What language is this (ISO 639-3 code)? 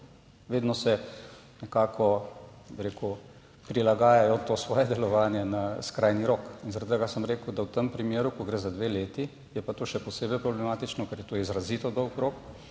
slv